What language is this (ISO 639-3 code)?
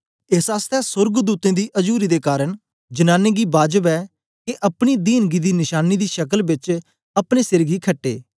doi